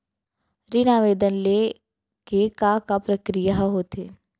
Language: Chhattisgarhi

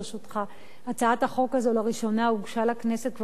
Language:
Hebrew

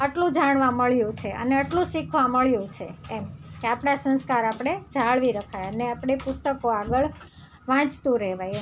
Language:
Gujarati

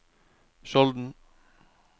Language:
Norwegian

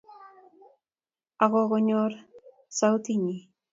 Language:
Kalenjin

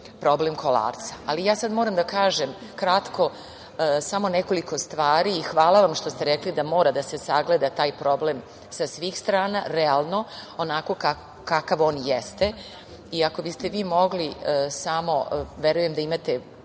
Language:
Serbian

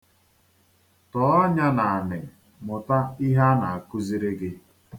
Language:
Igbo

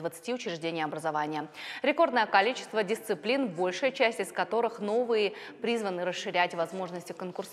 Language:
Russian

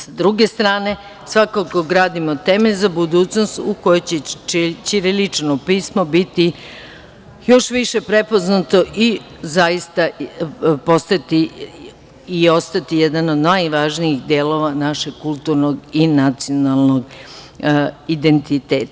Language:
Serbian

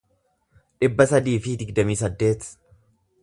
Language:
Oromo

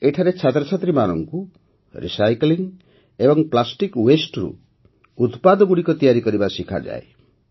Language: Odia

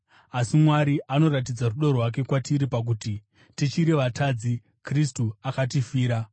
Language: Shona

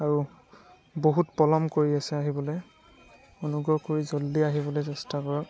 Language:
Assamese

